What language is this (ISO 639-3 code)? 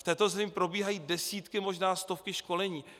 ces